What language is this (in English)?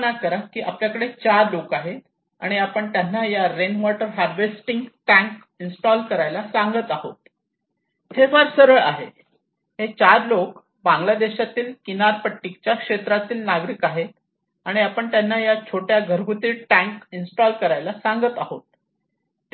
Marathi